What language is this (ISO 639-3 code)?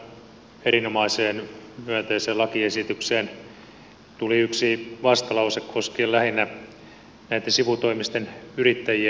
fin